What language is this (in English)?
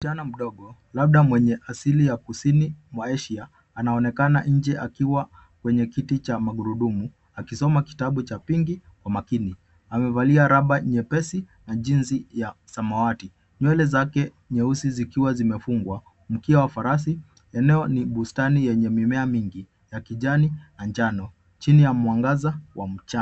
Swahili